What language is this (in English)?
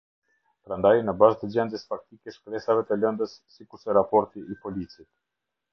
Albanian